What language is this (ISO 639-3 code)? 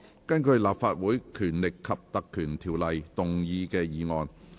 yue